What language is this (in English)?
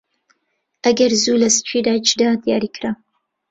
Central Kurdish